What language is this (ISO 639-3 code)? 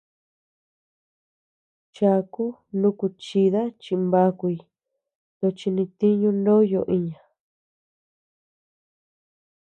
cux